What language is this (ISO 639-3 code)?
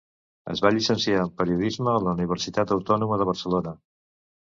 cat